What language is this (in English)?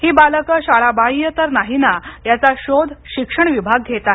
Marathi